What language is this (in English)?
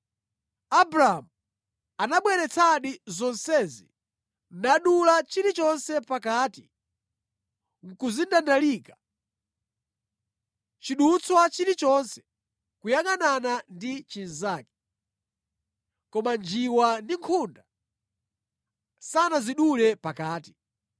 Nyanja